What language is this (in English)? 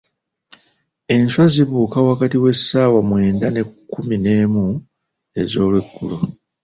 Ganda